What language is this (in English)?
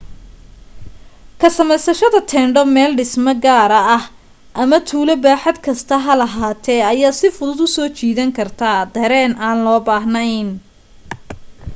Somali